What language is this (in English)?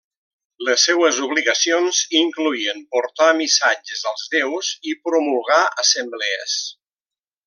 Catalan